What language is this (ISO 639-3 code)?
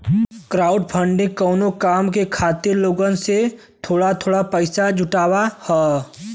bho